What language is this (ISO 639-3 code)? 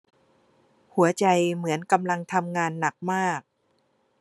tha